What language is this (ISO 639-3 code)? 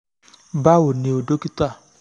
yor